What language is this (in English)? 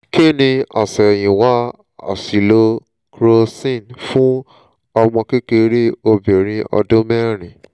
Yoruba